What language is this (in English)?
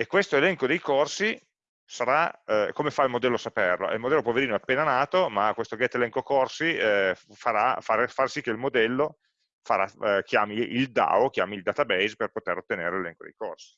Italian